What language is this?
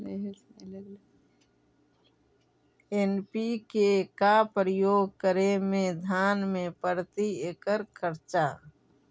Magahi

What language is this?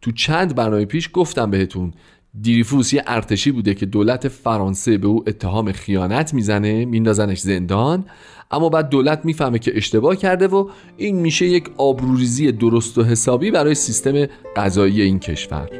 Persian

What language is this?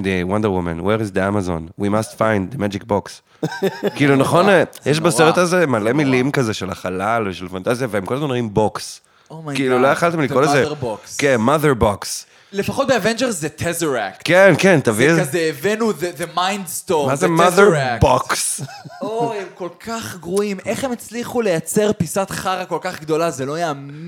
Hebrew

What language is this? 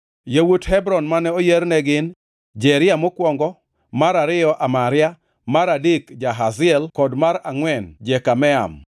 Luo (Kenya and Tanzania)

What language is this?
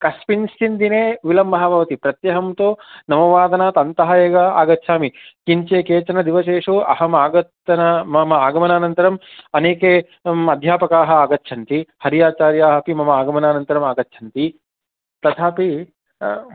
Sanskrit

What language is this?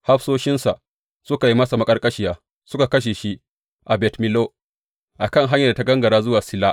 Hausa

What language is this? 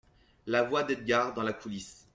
French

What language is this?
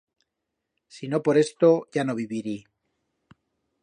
Aragonese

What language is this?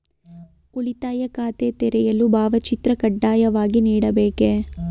Kannada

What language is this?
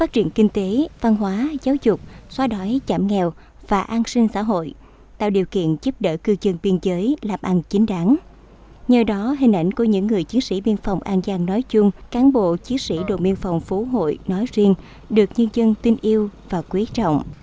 Vietnamese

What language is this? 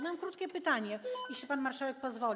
Polish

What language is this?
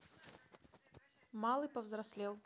Russian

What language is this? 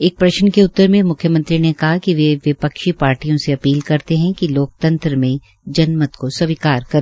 Hindi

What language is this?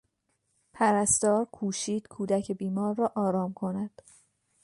Persian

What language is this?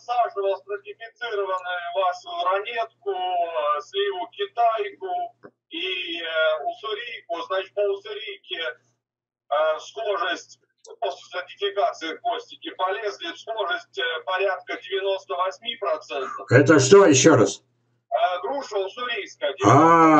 Russian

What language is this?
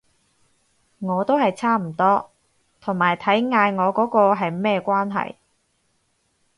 Cantonese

